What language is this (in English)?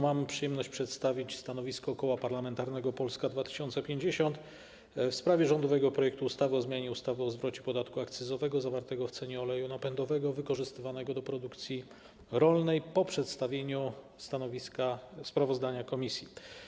Polish